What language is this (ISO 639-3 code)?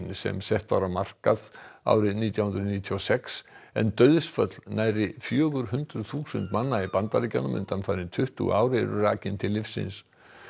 isl